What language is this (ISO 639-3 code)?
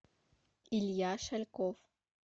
rus